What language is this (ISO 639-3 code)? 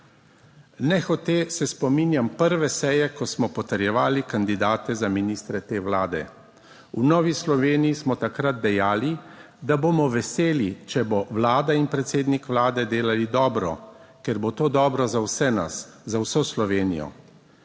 slv